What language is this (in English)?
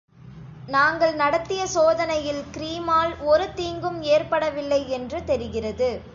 Tamil